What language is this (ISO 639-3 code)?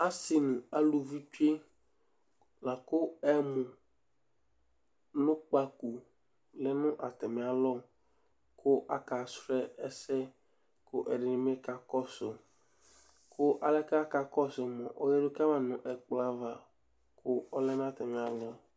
kpo